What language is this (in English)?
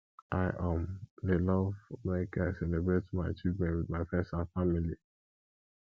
Nigerian Pidgin